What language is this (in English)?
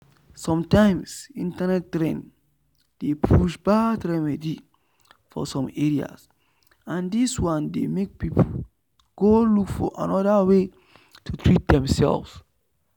Nigerian Pidgin